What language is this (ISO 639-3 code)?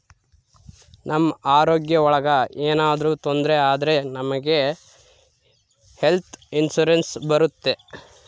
kan